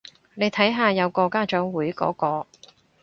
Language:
Cantonese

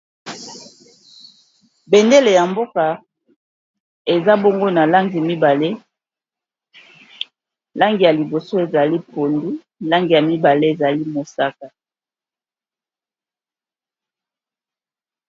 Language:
Lingala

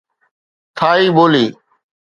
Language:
Sindhi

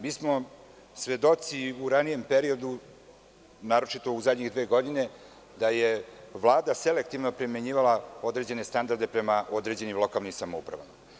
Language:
Serbian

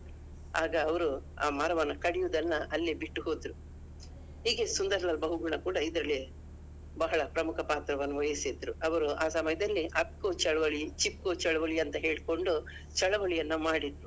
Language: Kannada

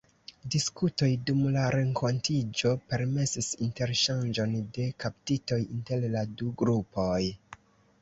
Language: Esperanto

